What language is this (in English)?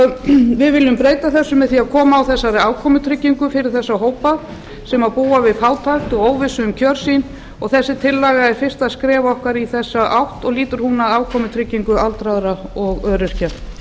Icelandic